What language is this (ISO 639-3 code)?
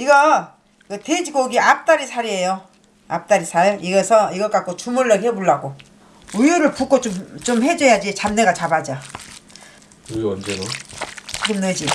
kor